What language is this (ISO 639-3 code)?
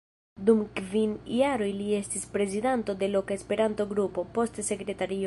epo